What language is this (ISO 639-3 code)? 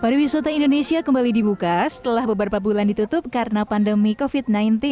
ind